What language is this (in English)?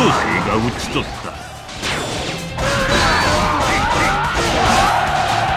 Japanese